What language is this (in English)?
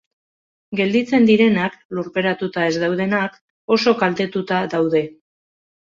Basque